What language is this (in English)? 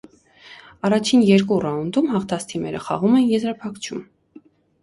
Armenian